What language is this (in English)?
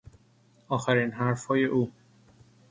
Persian